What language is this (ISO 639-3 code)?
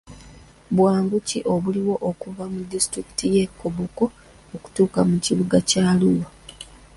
lug